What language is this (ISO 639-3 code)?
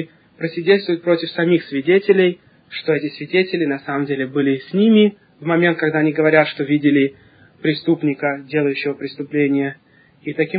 rus